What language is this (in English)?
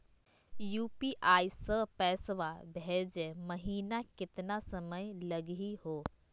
Magahi